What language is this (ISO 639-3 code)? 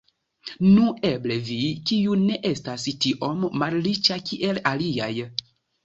epo